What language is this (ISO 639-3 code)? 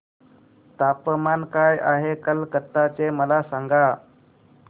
mar